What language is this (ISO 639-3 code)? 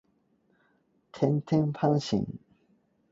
yue